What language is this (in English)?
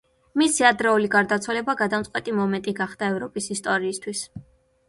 Georgian